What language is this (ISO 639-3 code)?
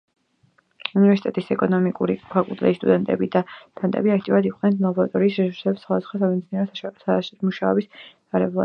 kat